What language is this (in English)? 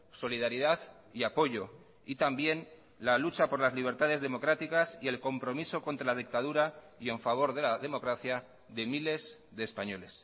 Spanish